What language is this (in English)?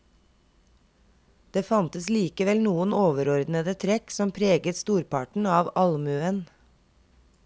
Norwegian